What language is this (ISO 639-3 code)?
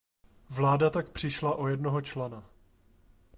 ces